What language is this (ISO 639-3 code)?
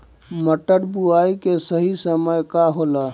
bho